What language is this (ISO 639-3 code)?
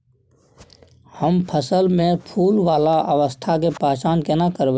mai